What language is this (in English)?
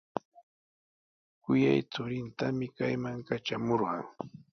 Sihuas Ancash Quechua